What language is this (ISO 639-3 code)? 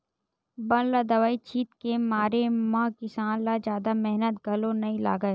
hne